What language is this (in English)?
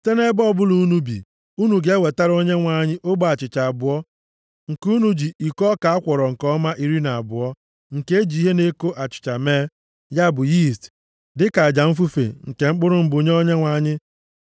Igbo